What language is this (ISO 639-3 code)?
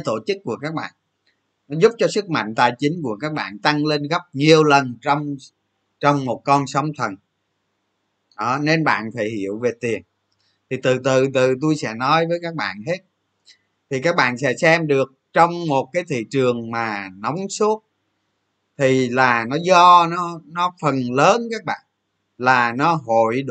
vie